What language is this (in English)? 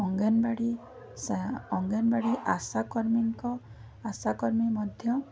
Odia